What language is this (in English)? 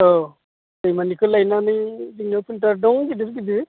Bodo